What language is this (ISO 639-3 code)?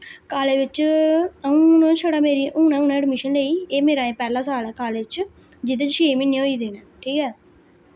doi